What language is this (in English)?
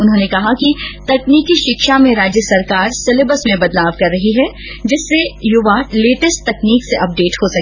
Hindi